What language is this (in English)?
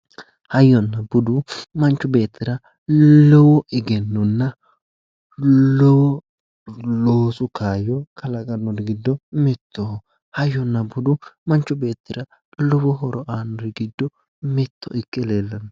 Sidamo